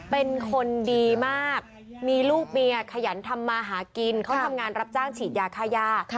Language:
Thai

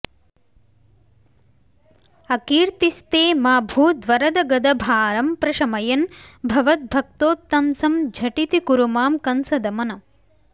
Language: Sanskrit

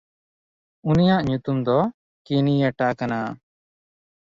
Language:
Santali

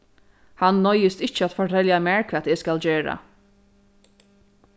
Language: Faroese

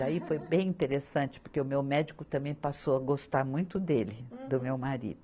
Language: Portuguese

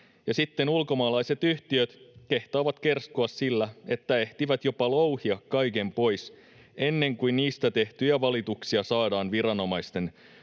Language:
Finnish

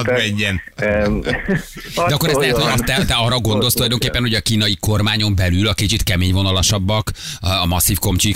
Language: Hungarian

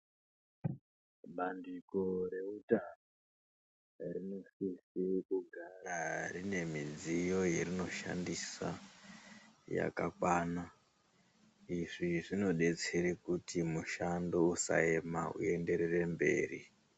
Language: Ndau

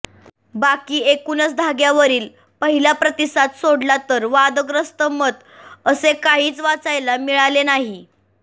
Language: Marathi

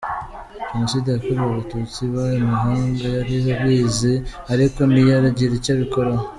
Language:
Kinyarwanda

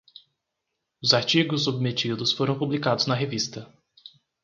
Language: Portuguese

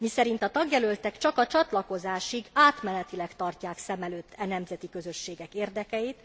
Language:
Hungarian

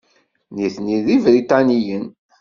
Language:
Kabyle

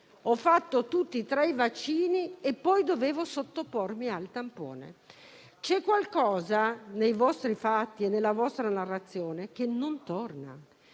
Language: Italian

